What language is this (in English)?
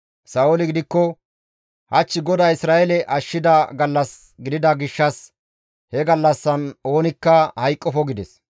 Gamo